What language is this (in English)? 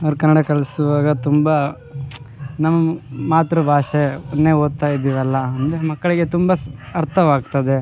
Kannada